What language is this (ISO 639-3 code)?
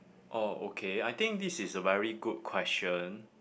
eng